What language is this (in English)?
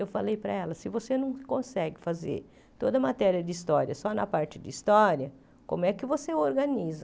Portuguese